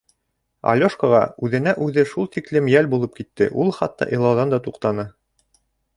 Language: Bashkir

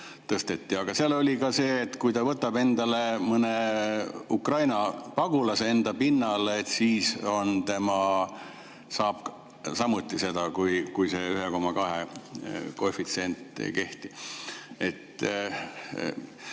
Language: Estonian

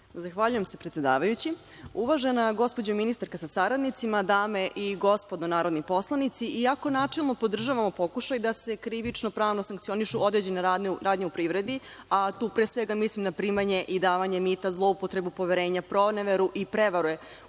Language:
Serbian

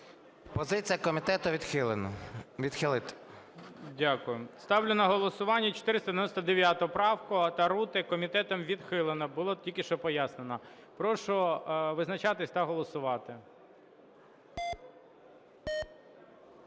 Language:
Ukrainian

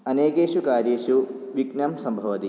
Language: Sanskrit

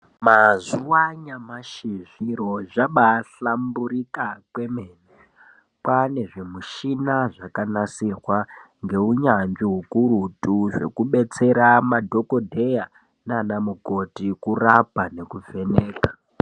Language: Ndau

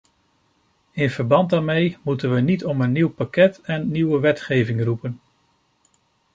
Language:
Dutch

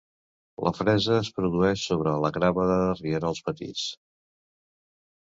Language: Catalan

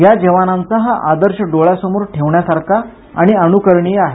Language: Marathi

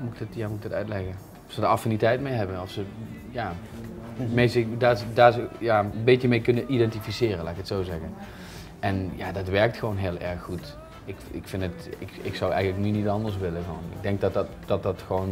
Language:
Dutch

